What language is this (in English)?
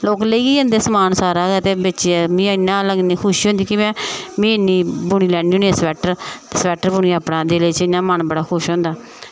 Dogri